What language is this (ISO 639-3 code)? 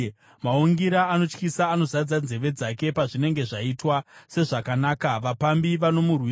sna